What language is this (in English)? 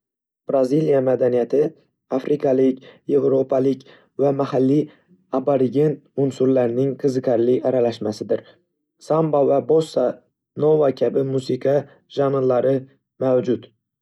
Uzbek